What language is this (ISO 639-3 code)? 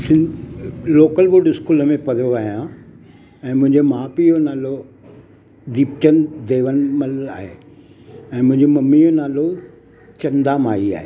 snd